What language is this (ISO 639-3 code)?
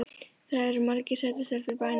isl